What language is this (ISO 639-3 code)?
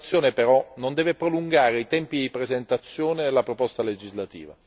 ita